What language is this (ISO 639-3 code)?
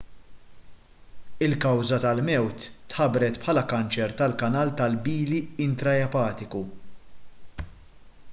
mlt